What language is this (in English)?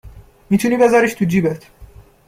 Persian